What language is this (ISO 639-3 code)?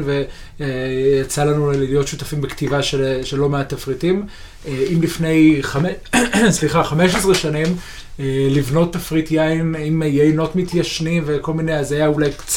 heb